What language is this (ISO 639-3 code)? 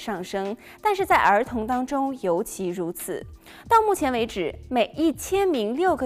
zho